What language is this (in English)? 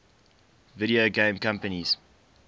English